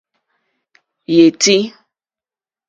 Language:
Mokpwe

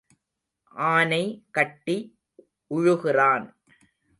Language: Tamil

